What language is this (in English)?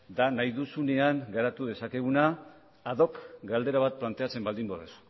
Basque